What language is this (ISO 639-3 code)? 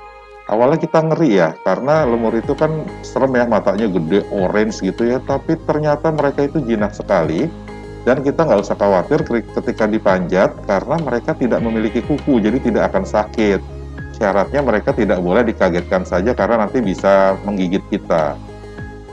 ind